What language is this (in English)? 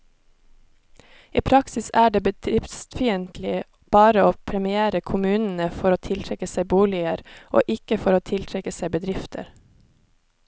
Norwegian